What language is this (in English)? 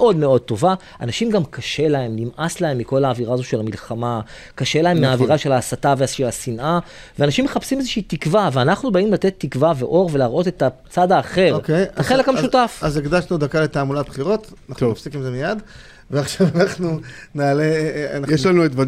Hebrew